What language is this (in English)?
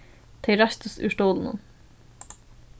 Faroese